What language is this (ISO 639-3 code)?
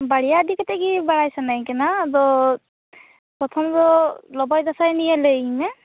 sat